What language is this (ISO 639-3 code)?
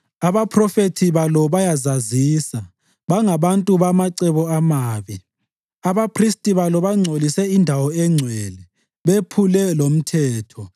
nde